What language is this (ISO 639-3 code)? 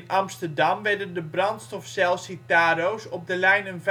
nld